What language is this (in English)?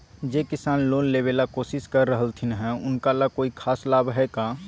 Magahi